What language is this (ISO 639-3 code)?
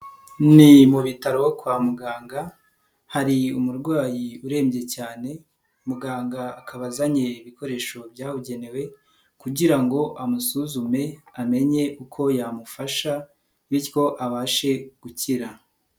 kin